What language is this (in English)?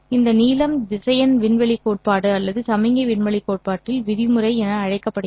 Tamil